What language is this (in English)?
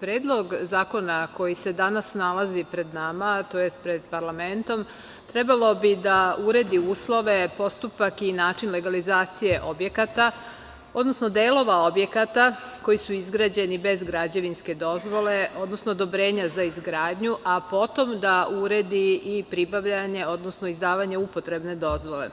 Serbian